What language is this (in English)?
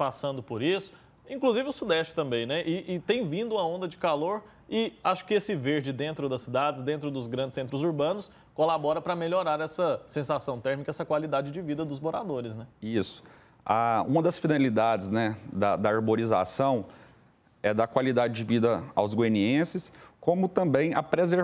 Portuguese